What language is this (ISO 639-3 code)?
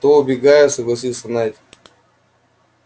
rus